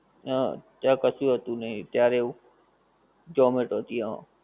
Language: Gujarati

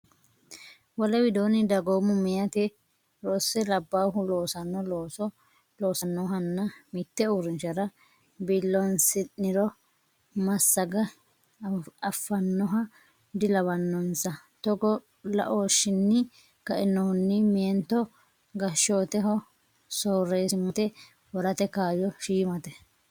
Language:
Sidamo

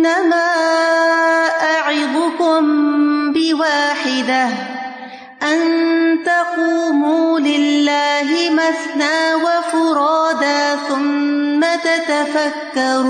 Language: Urdu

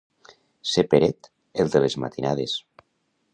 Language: Catalan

